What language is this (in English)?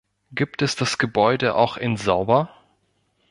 German